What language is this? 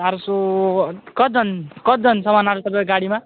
Nepali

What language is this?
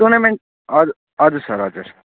Nepali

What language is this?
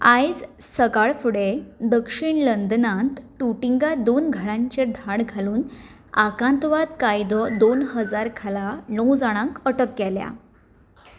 Konkani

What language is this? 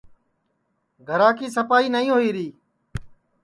Sansi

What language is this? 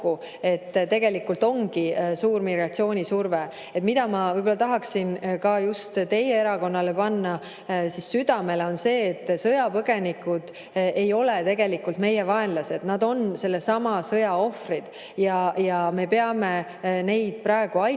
Estonian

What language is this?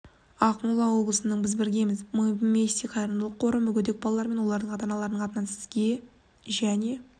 Kazakh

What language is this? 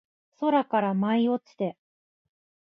Japanese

